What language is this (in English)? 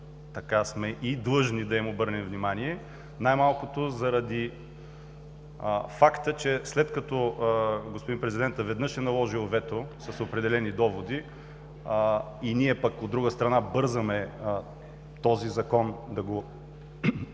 Bulgarian